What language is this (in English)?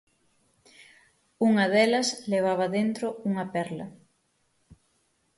Galician